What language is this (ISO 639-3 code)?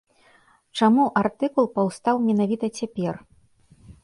bel